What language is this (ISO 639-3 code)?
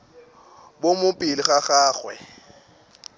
nso